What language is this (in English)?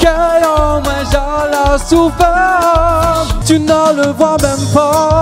French